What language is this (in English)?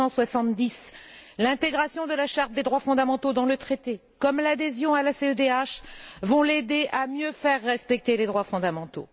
French